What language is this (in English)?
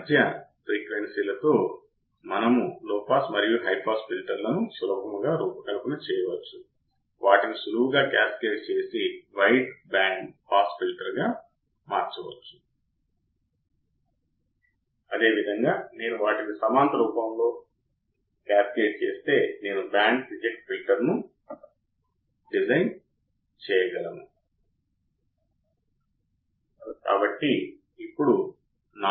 Telugu